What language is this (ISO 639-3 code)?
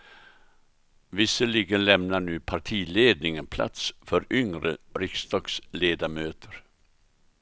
swe